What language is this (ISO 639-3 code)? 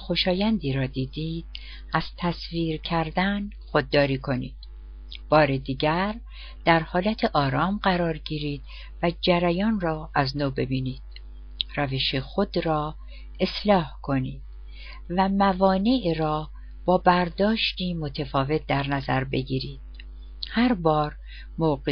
fas